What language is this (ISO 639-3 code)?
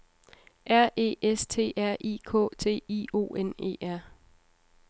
dan